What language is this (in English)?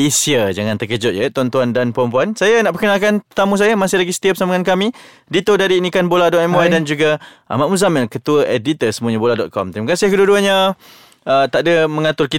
Malay